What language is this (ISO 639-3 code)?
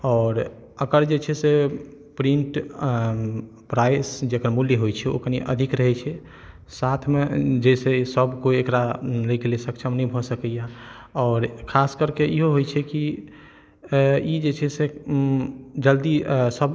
mai